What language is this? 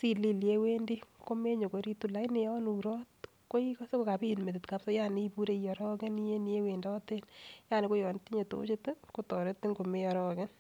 Kalenjin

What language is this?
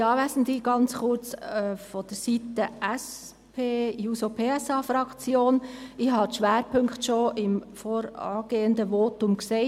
Swiss German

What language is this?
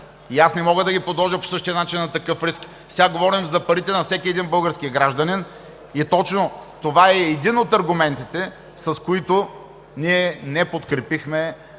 Bulgarian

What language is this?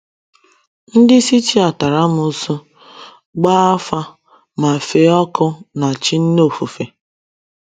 Igbo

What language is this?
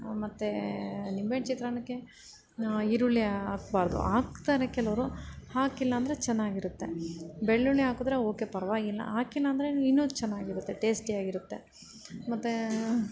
Kannada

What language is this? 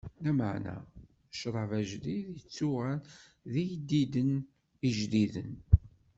Kabyle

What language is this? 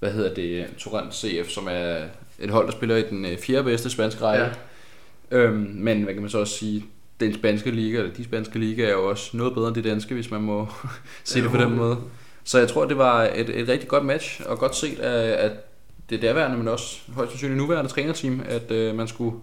Danish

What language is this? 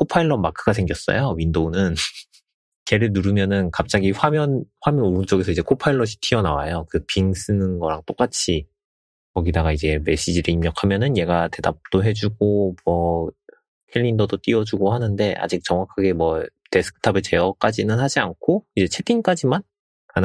Korean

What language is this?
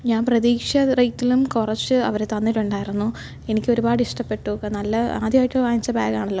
Malayalam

